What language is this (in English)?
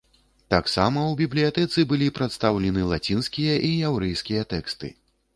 Belarusian